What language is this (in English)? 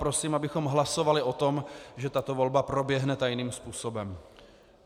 Czech